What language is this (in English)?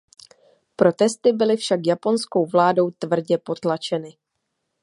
Czech